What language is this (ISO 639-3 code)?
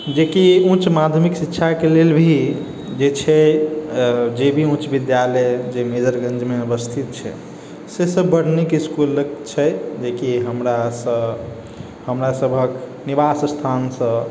mai